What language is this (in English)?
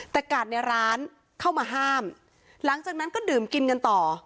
Thai